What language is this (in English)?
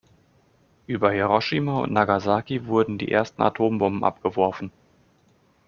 German